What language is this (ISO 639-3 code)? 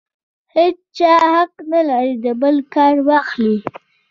pus